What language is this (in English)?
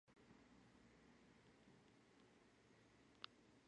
Georgian